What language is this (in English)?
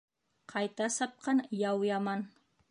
Bashkir